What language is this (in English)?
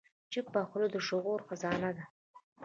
Pashto